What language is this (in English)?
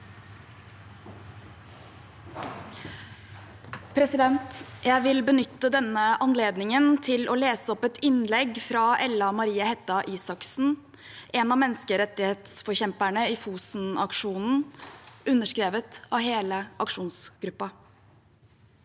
Norwegian